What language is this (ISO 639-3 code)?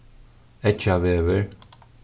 fao